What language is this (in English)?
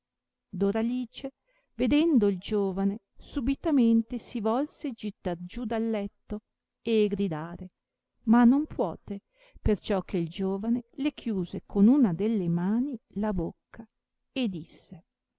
Italian